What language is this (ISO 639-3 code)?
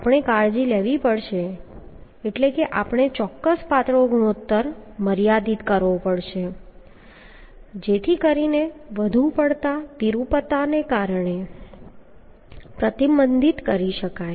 guj